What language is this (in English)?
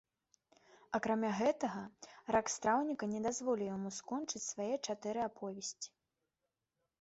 Belarusian